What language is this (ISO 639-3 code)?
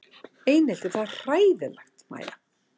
isl